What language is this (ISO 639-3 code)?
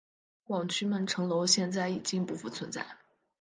zho